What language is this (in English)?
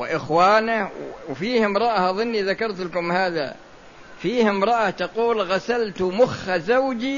Arabic